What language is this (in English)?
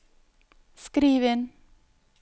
Norwegian